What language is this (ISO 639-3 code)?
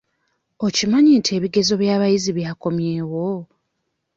lug